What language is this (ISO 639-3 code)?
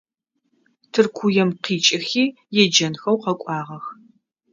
ady